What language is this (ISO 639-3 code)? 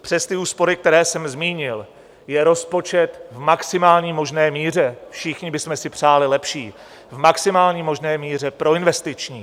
ces